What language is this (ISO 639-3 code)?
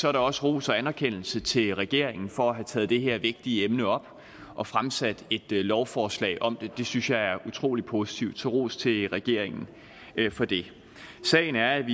dan